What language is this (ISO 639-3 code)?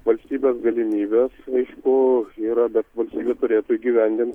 lit